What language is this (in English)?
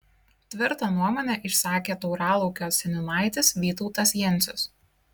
Lithuanian